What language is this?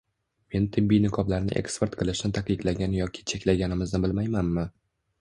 Uzbek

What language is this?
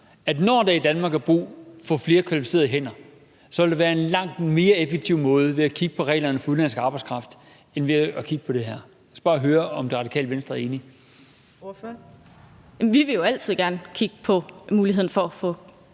Danish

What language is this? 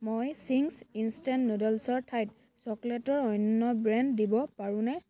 Assamese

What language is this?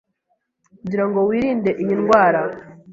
Kinyarwanda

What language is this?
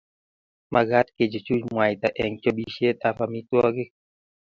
Kalenjin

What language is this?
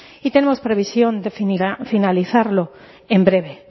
Spanish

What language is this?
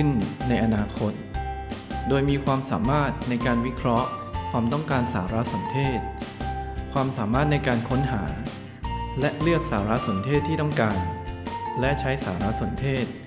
Thai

